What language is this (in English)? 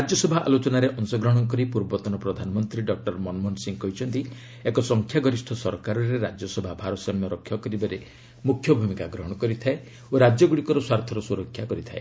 Odia